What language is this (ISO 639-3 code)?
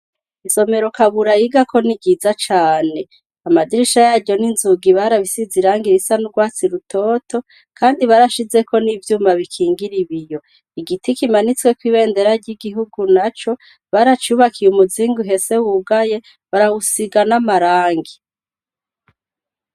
run